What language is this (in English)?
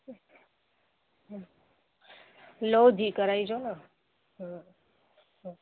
Sindhi